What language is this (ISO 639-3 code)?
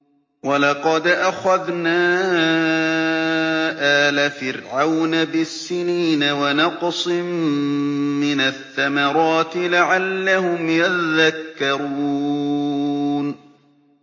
ara